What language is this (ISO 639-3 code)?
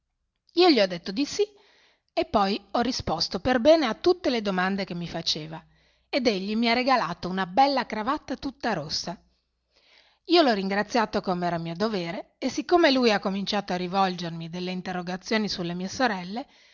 ita